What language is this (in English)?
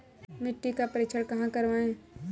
Hindi